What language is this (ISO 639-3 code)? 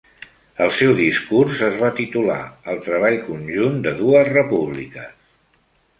cat